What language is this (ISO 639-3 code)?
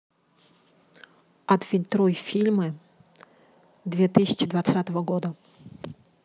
rus